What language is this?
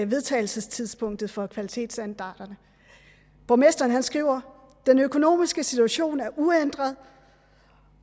Danish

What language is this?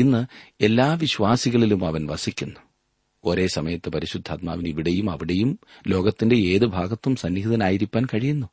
Malayalam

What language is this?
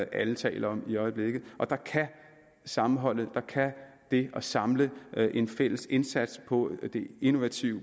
Danish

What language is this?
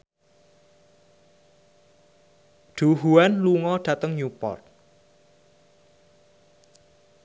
Javanese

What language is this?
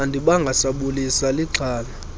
Xhosa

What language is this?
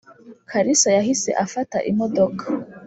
Kinyarwanda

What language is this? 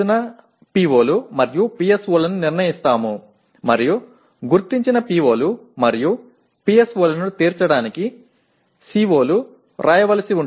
Tamil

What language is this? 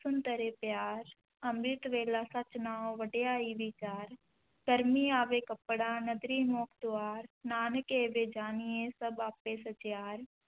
Punjabi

